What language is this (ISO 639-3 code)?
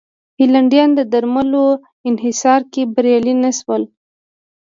pus